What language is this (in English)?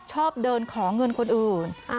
Thai